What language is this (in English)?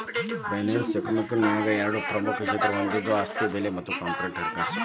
Kannada